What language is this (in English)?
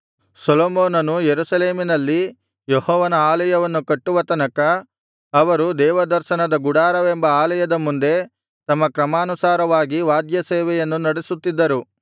Kannada